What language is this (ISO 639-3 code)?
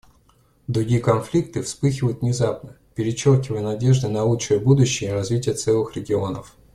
rus